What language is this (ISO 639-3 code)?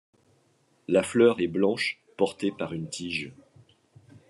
fra